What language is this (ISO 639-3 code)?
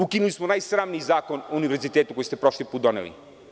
srp